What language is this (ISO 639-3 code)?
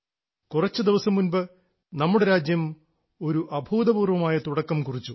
mal